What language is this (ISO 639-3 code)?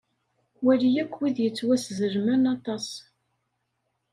kab